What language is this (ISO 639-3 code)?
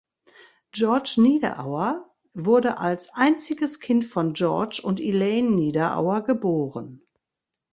deu